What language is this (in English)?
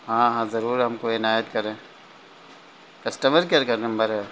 Urdu